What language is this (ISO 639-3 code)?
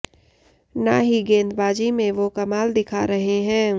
hin